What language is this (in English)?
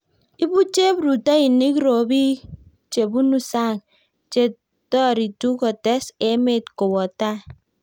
Kalenjin